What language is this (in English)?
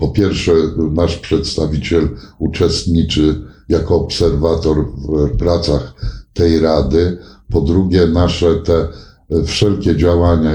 Polish